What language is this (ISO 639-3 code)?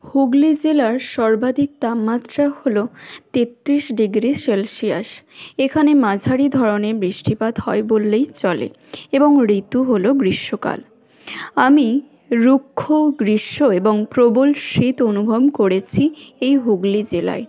ben